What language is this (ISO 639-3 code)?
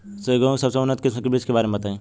bho